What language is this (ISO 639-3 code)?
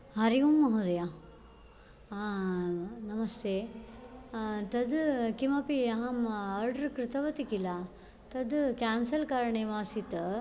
san